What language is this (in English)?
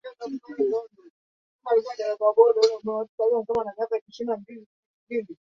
Swahili